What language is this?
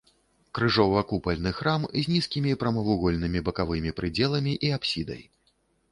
Belarusian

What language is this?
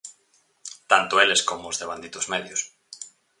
Galician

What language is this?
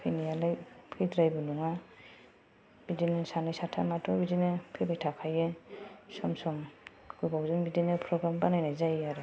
Bodo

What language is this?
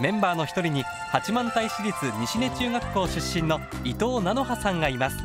Japanese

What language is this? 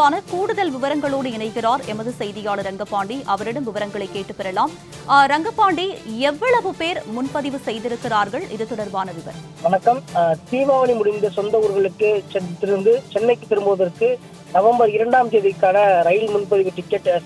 Korean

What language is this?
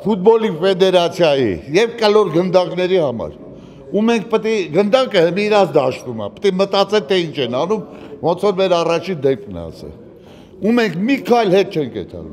Romanian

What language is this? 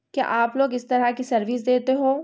Urdu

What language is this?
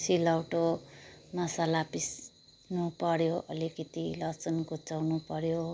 Nepali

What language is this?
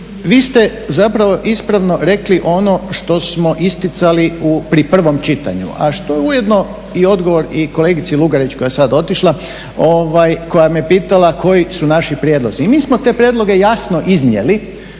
Croatian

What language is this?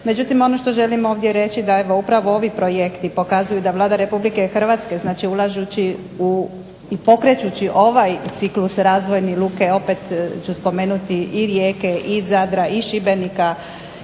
Croatian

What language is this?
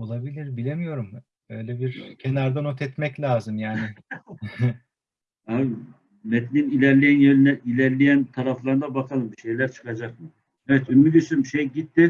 Turkish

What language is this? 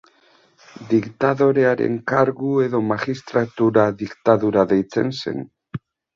Basque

